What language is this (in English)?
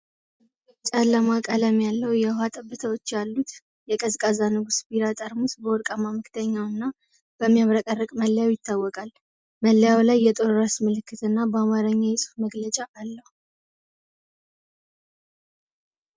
Amharic